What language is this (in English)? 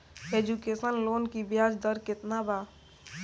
Bhojpuri